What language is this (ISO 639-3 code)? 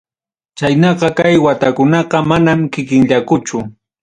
quy